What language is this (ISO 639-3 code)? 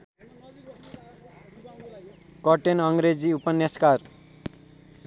nep